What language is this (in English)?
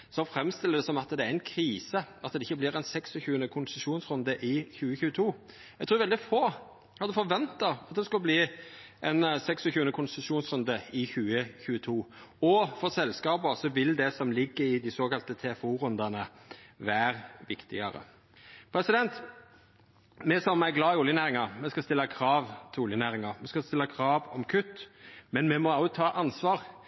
Norwegian Nynorsk